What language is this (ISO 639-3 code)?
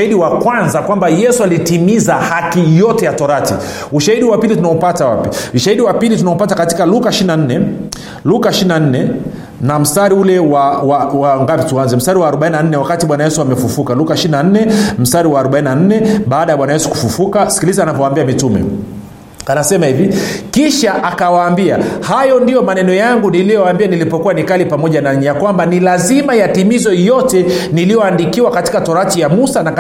swa